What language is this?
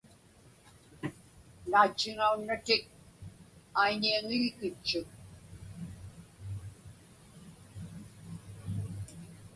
Inupiaq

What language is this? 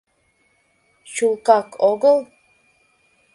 Mari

